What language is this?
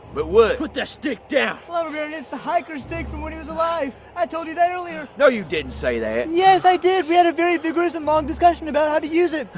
English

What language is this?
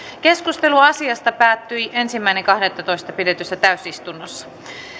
Finnish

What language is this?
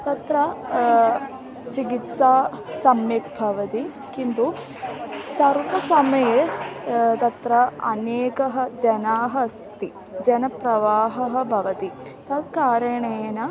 Sanskrit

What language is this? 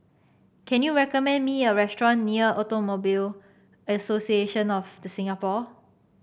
English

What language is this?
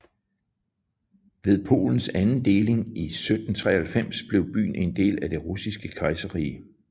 Danish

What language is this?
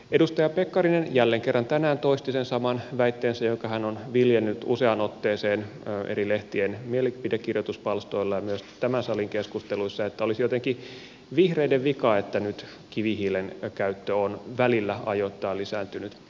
Finnish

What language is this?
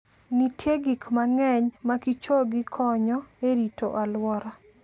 Luo (Kenya and Tanzania)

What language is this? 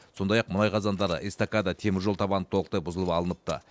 Kazakh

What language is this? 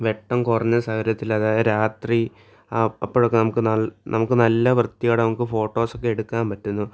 Malayalam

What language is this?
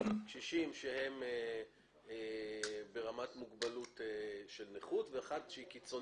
Hebrew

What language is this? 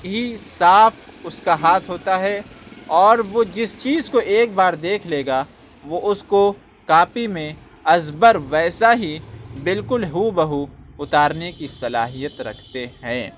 Urdu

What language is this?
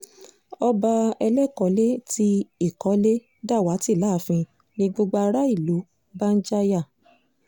Yoruba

